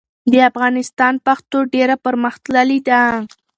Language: Pashto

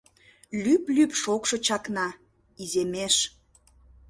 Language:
Mari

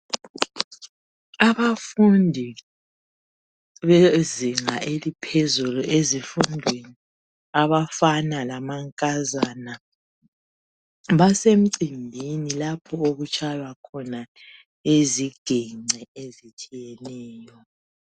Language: North Ndebele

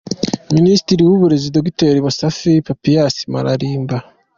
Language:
Kinyarwanda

